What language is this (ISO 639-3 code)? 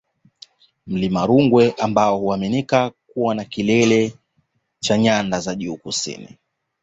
swa